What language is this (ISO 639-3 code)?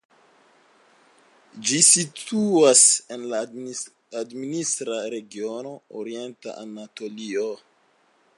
epo